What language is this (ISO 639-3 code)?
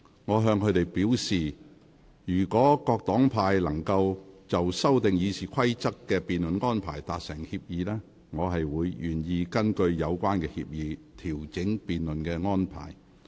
yue